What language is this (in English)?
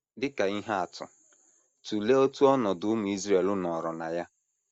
Igbo